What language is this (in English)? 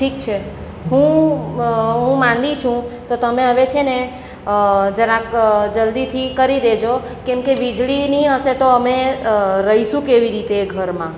Gujarati